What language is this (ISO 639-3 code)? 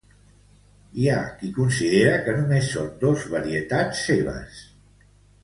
cat